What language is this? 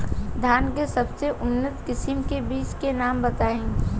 Bhojpuri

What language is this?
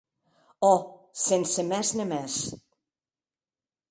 Occitan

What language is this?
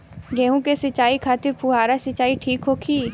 Bhojpuri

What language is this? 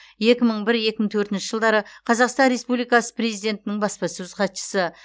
Kazakh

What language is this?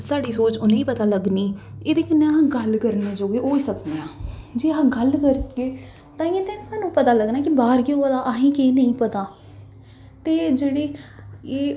Dogri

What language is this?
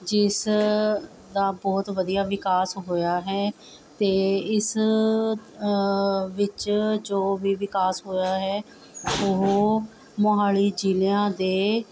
Punjabi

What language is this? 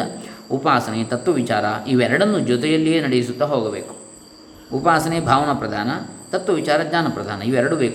Kannada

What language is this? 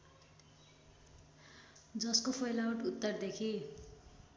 Nepali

